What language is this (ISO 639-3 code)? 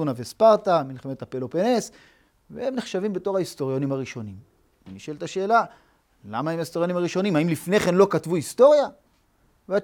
heb